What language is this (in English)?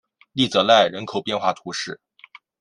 Chinese